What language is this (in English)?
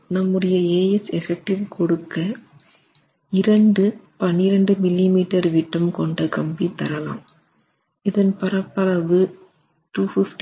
Tamil